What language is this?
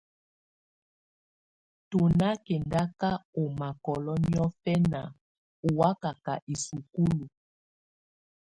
Tunen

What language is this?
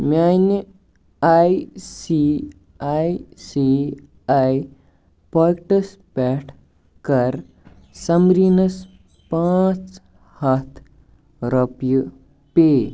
Kashmiri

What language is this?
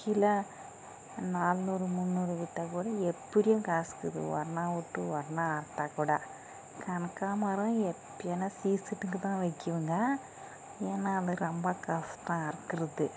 Tamil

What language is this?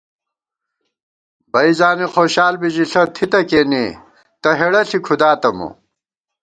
Gawar-Bati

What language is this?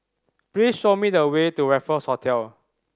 English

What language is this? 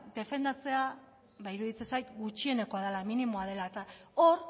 Basque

